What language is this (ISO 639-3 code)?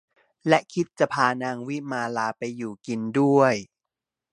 tha